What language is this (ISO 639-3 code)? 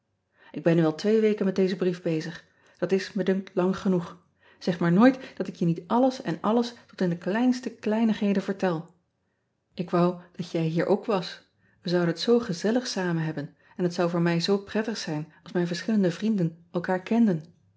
nld